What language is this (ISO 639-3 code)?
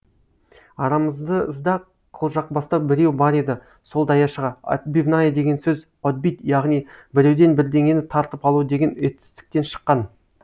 kaz